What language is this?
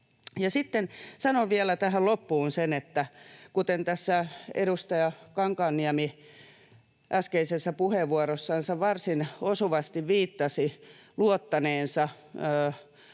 Finnish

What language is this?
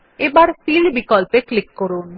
Bangla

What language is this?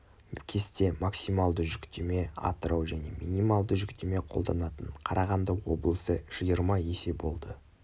Kazakh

